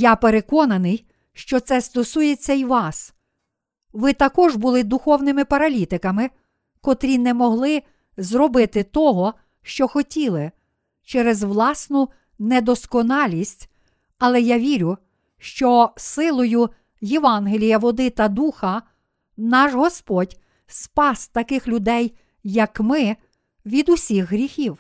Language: Ukrainian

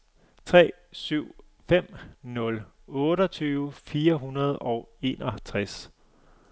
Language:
Danish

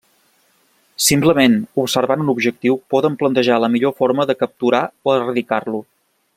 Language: Catalan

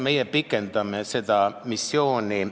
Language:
Estonian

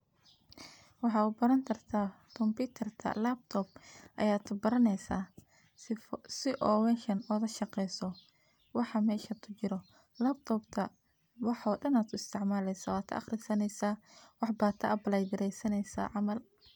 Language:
Somali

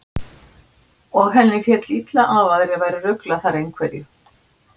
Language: Icelandic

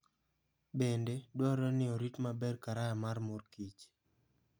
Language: Luo (Kenya and Tanzania)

